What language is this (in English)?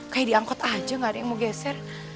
Indonesian